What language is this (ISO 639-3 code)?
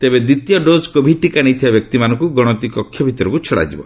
ori